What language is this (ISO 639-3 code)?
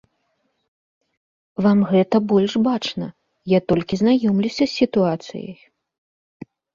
bel